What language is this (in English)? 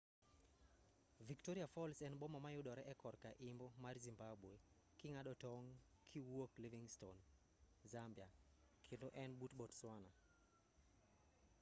Luo (Kenya and Tanzania)